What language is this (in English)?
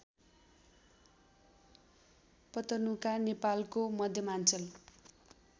Nepali